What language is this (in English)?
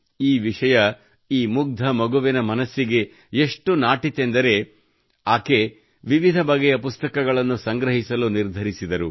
Kannada